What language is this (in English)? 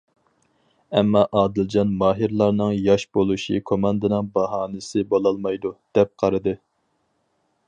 Uyghur